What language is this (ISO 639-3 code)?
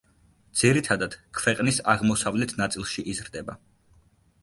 kat